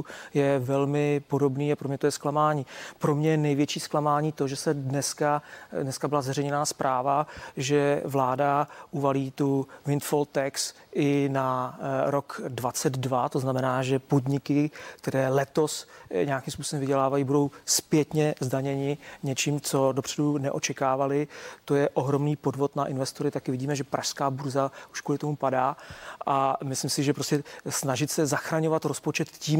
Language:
Czech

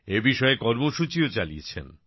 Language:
Bangla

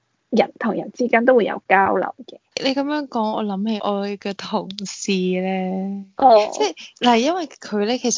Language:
Chinese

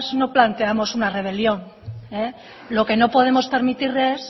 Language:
Spanish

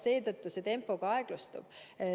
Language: Estonian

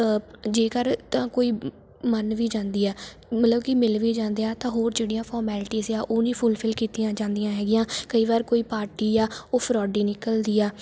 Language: Punjabi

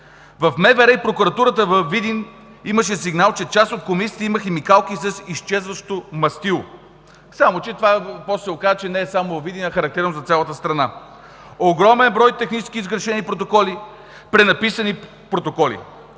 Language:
Bulgarian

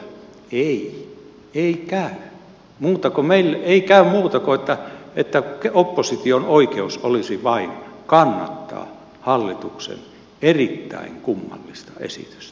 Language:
Finnish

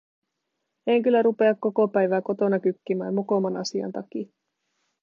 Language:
Finnish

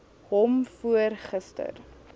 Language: Afrikaans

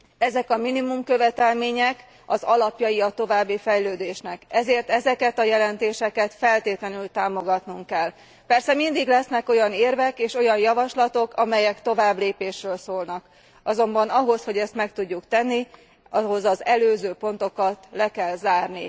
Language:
Hungarian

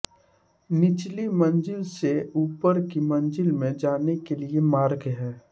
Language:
Hindi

